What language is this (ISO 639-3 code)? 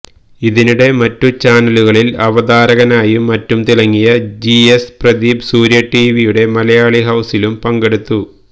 mal